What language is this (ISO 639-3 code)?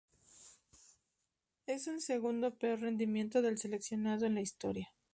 spa